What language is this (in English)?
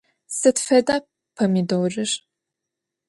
Adyghe